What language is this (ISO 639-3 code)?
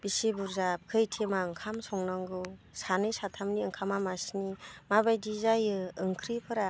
brx